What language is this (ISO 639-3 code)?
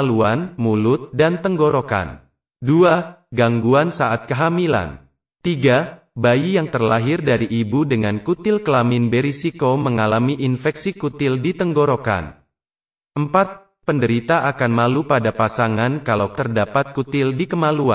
ind